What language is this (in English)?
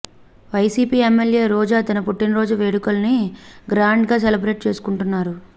Telugu